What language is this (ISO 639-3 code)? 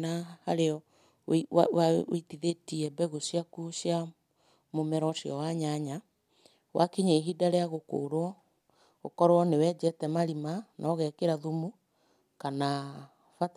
kik